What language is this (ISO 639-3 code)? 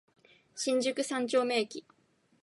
jpn